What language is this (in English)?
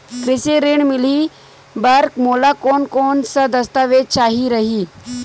Chhattisgarhi